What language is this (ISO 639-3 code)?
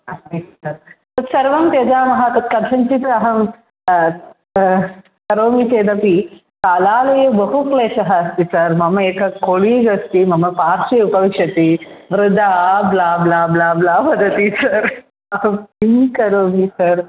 san